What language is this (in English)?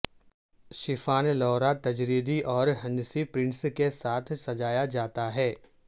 Urdu